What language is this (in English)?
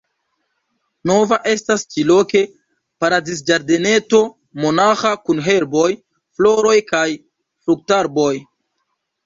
Esperanto